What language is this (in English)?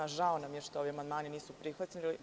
Serbian